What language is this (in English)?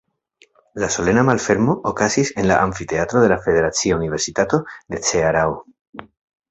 Esperanto